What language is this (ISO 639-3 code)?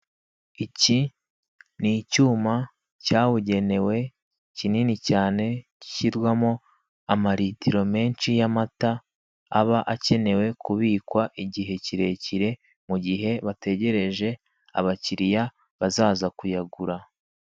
kin